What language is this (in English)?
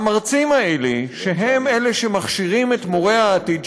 Hebrew